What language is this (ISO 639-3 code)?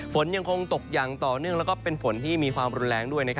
tha